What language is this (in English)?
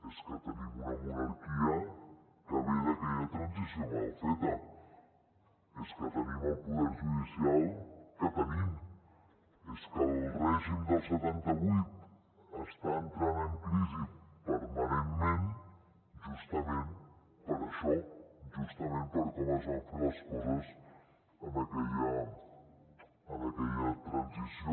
Catalan